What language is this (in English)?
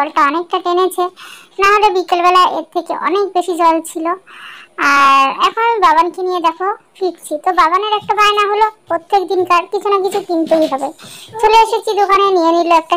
Turkish